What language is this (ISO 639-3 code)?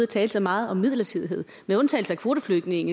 dan